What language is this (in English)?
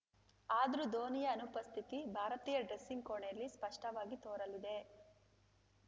Kannada